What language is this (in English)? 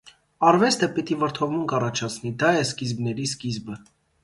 Armenian